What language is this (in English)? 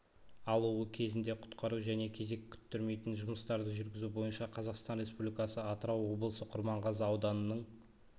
Kazakh